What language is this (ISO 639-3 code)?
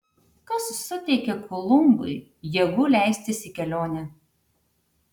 lit